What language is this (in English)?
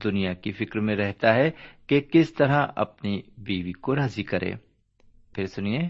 Urdu